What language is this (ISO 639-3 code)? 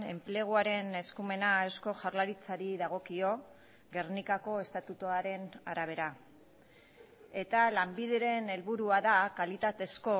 eus